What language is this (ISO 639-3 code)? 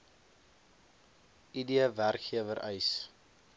afr